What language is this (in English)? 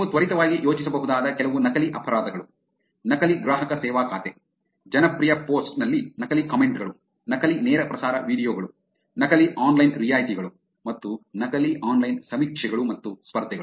Kannada